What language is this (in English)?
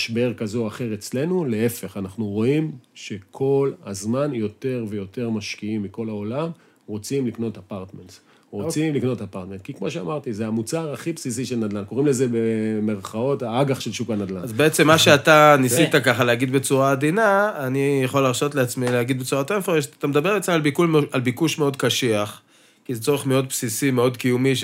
Hebrew